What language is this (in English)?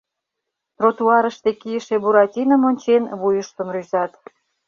Mari